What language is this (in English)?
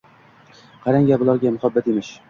Uzbek